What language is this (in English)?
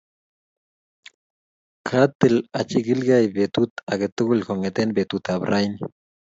Kalenjin